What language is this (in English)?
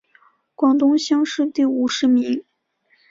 Chinese